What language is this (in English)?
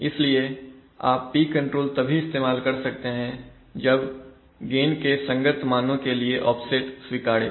Hindi